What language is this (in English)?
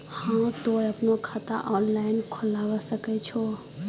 Maithili